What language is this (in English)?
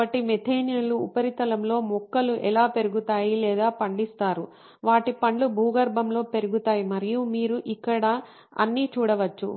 Telugu